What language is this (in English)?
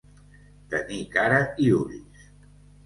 Catalan